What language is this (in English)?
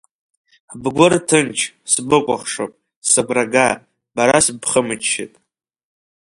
Abkhazian